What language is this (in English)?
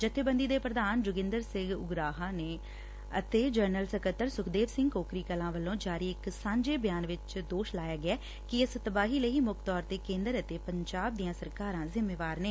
Punjabi